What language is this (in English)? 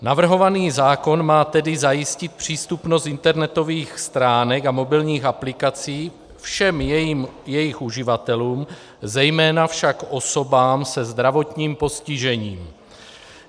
Czech